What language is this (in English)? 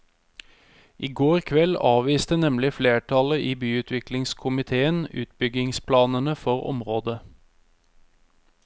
Norwegian